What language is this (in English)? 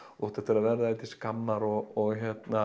Icelandic